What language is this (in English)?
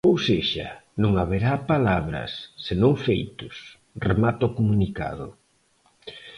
Galician